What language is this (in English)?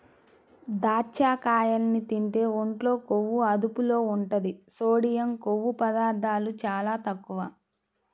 Telugu